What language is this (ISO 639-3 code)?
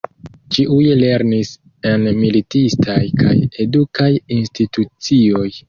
epo